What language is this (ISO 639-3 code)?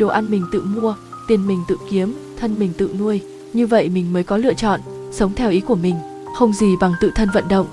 vie